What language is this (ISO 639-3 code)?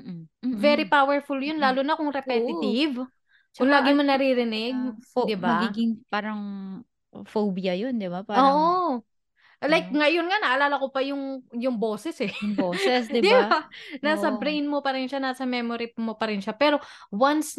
fil